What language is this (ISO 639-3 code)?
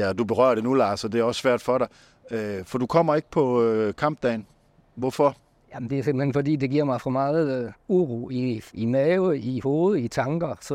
dan